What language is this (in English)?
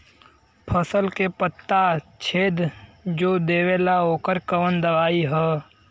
Bhojpuri